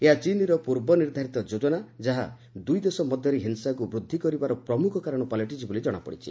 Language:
Odia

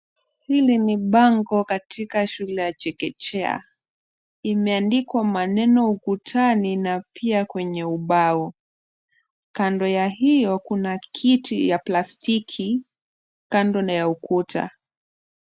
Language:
Swahili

